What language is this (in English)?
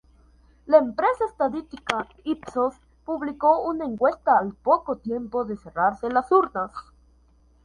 Spanish